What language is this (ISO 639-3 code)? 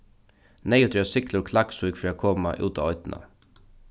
fao